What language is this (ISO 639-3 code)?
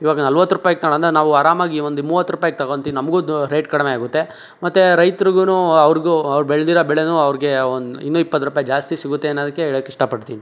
kan